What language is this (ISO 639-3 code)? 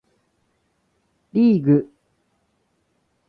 jpn